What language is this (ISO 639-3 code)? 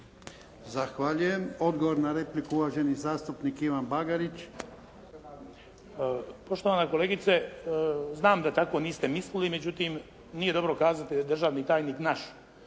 hrv